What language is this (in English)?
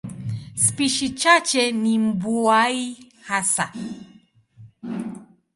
Swahili